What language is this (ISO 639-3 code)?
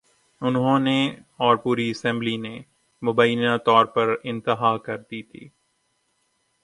urd